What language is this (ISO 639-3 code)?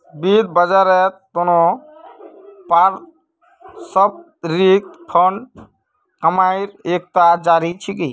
mag